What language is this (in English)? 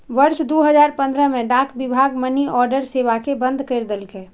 Maithili